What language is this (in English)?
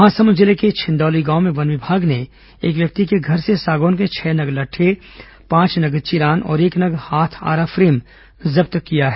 Hindi